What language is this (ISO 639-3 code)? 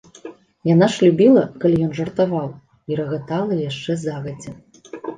bel